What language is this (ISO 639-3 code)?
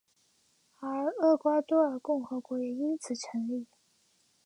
zho